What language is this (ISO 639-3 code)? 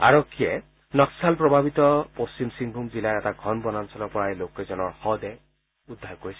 asm